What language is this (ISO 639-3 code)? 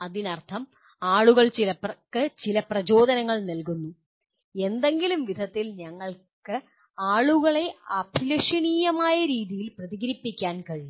mal